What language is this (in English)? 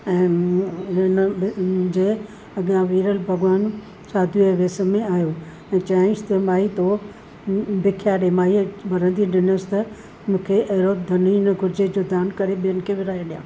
Sindhi